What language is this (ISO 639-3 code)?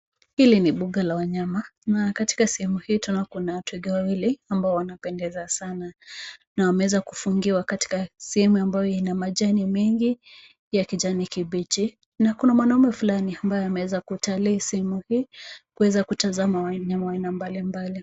swa